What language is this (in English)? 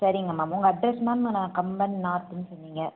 Tamil